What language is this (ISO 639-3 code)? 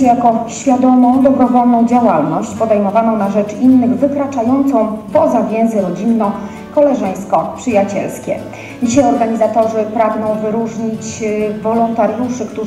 pol